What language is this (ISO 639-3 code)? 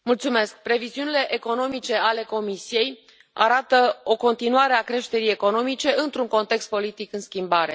ron